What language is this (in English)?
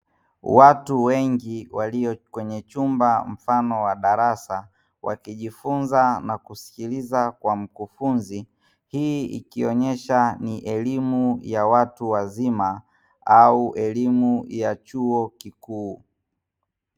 Swahili